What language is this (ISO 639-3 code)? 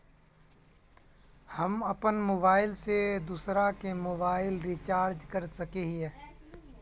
mag